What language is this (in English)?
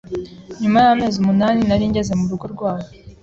Kinyarwanda